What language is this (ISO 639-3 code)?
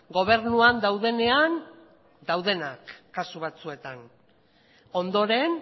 eus